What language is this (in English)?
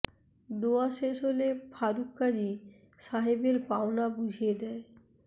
Bangla